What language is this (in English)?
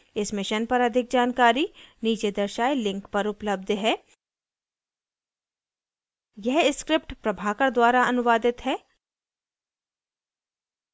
Hindi